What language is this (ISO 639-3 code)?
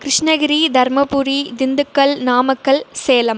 tam